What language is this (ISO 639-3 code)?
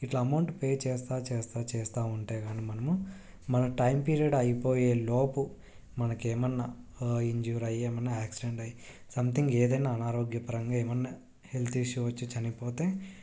tel